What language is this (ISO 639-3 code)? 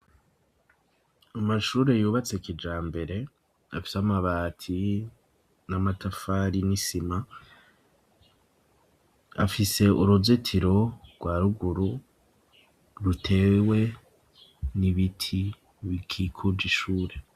run